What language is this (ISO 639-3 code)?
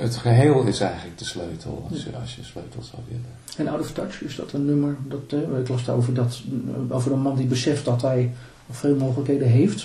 nld